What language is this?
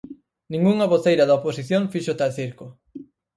Galician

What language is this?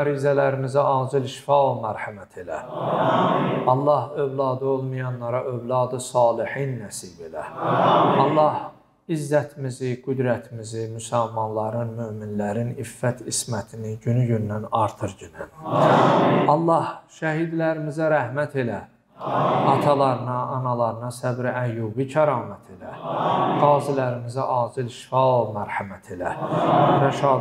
Turkish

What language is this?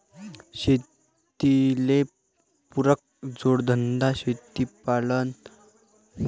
Marathi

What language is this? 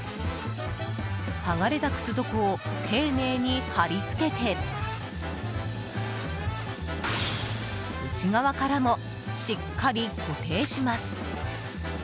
Japanese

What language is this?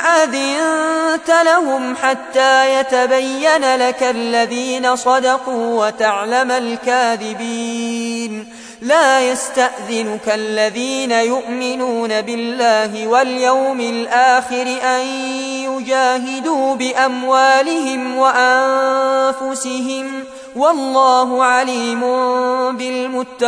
Arabic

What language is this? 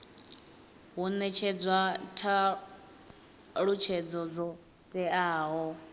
Venda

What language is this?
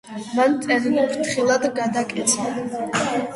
Georgian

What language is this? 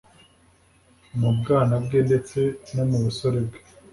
Kinyarwanda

